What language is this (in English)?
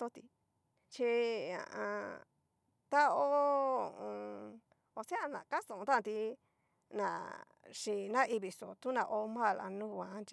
Cacaloxtepec Mixtec